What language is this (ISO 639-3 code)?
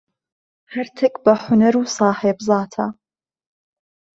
ckb